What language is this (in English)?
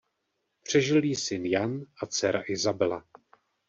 Czech